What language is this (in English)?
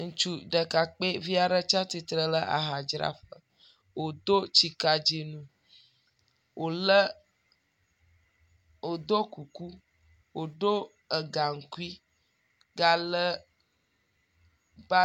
Ewe